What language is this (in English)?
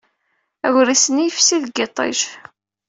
Kabyle